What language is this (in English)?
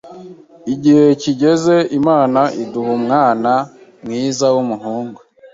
Kinyarwanda